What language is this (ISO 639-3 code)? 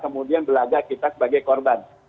ind